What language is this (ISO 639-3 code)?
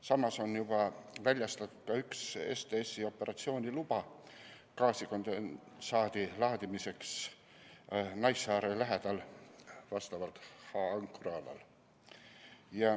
est